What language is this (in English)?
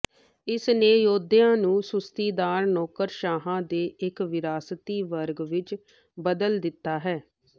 Punjabi